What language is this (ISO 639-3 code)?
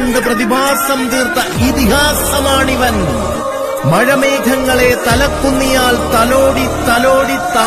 eng